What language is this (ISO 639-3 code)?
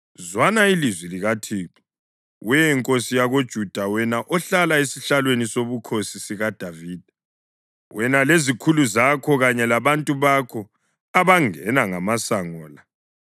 nde